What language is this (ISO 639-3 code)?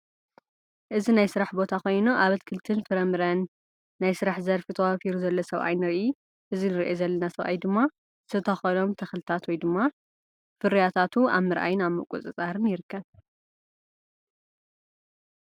tir